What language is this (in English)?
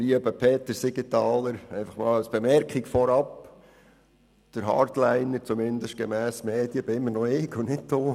Swiss German